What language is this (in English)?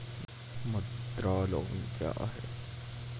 Maithili